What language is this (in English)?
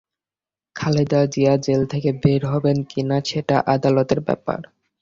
Bangla